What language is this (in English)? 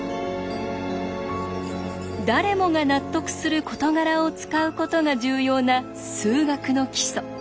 Japanese